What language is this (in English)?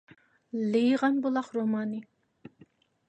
Uyghur